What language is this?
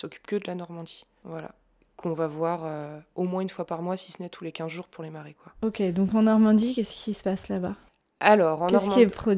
French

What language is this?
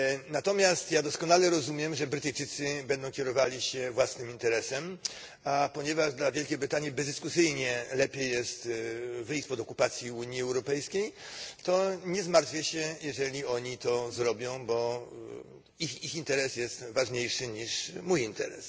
Polish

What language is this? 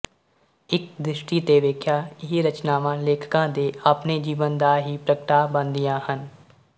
Punjabi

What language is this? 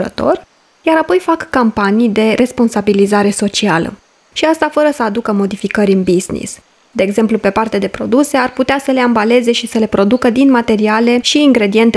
Romanian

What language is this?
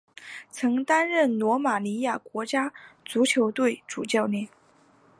Chinese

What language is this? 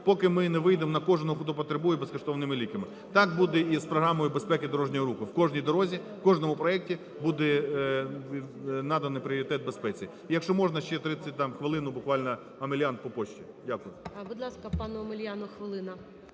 Ukrainian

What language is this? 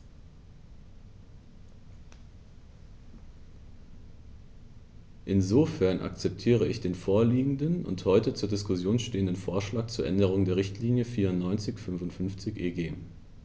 German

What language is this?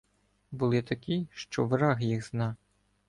Ukrainian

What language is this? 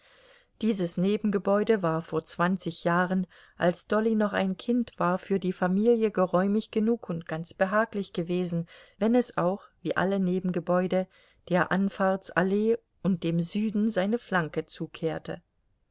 German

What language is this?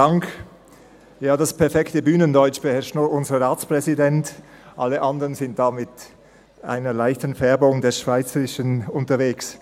Swiss German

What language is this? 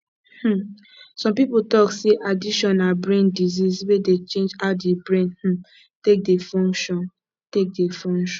Nigerian Pidgin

